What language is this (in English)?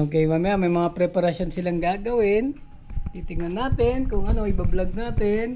Filipino